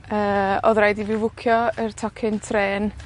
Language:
Welsh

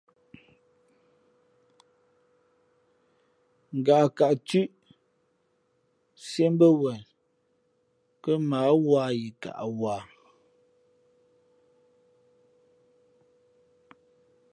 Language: Fe'fe'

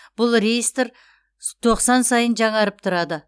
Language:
Kazakh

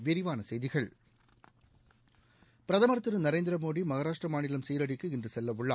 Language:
Tamil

